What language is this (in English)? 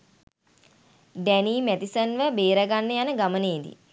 Sinhala